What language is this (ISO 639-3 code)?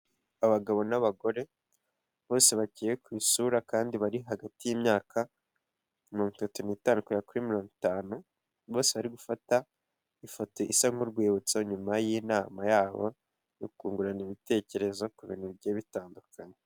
kin